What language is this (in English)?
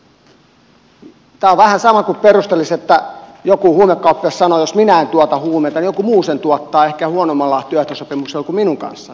Finnish